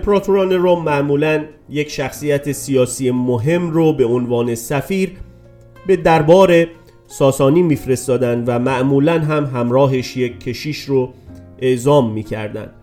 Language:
Persian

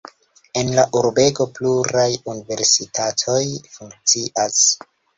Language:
Esperanto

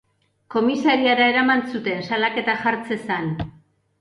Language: Basque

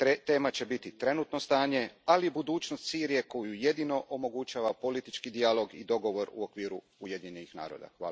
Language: Croatian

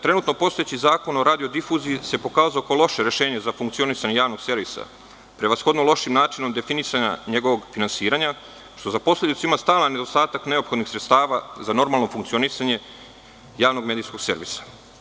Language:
Serbian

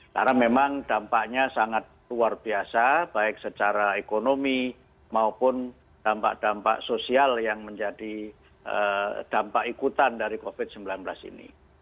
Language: Indonesian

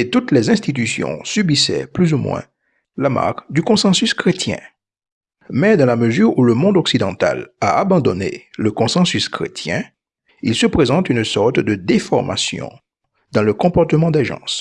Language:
French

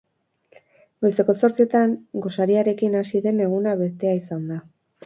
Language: Basque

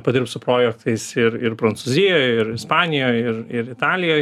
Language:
Lithuanian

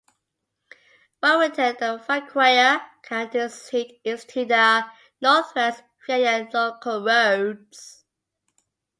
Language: English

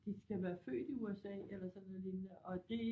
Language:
Danish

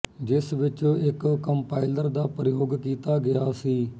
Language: Punjabi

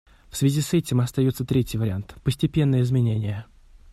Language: Russian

